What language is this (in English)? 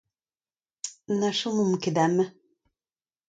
Breton